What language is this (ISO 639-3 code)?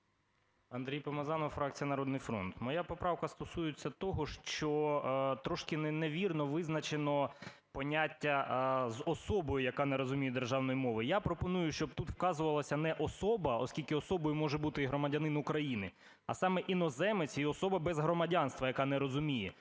ukr